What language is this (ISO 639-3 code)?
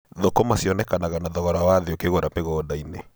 kik